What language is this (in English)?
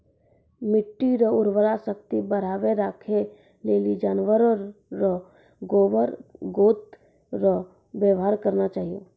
Maithili